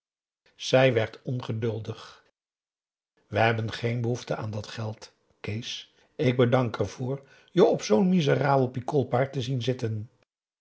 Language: Dutch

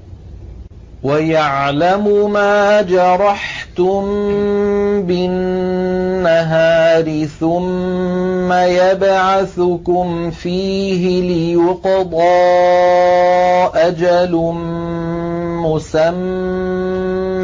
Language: Arabic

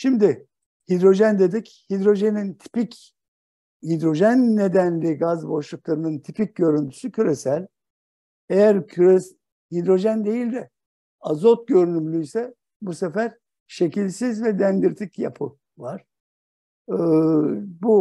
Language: Turkish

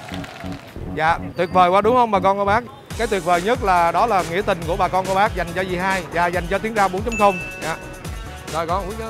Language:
Vietnamese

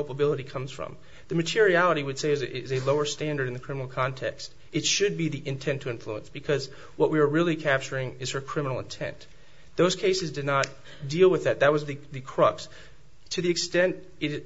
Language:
English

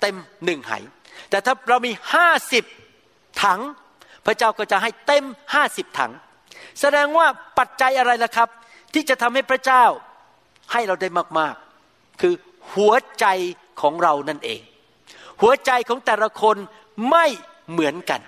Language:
Thai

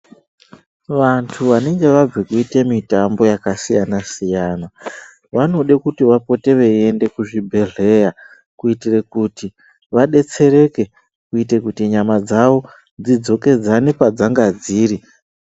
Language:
Ndau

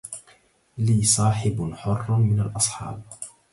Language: Arabic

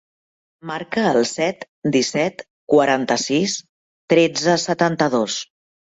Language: Catalan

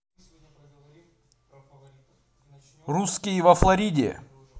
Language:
Russian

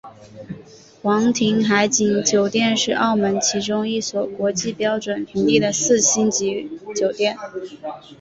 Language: Chinese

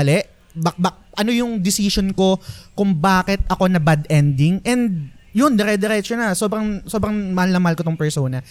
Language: Filipino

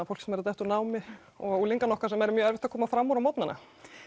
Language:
Icelandic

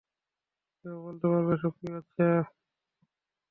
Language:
Bangla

